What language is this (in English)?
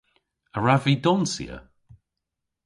Cornish